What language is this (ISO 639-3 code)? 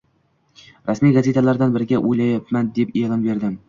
uzb